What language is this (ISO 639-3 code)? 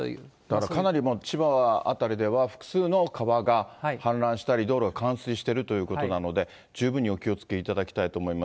jpn